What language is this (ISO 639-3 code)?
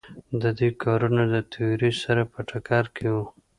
pus